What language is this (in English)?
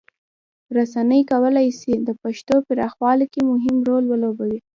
Pashto